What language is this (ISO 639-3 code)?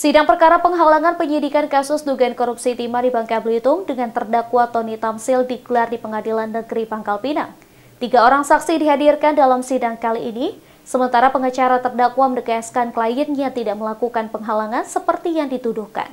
ind